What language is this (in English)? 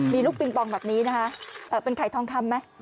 Thai